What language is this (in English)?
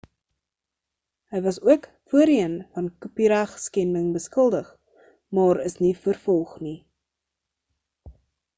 Afrikaans